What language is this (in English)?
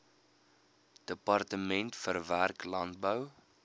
Afrikaans